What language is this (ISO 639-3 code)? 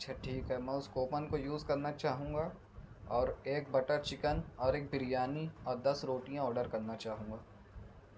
urd